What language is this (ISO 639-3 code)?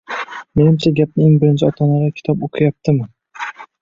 uzb